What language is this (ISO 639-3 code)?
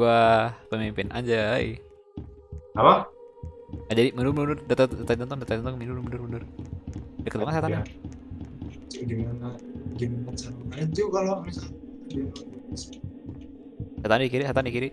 ind